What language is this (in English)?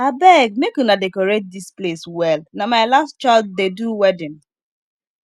Nigerian Pidgin